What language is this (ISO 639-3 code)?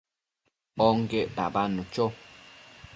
mcf